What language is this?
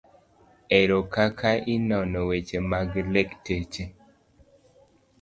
Luo (Kenya and Tanzania)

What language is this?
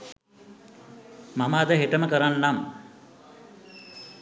Sinhala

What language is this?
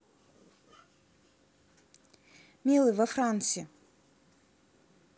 Russian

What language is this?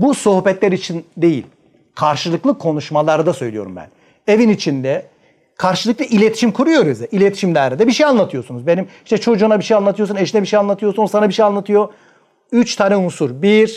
Turkish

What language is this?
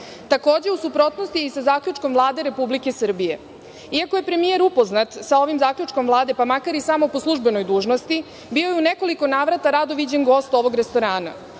Serbian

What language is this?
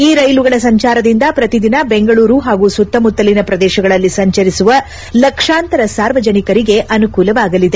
Kannada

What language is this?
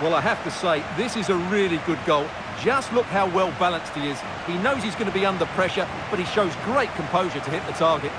English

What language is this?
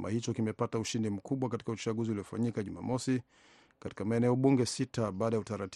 Swahili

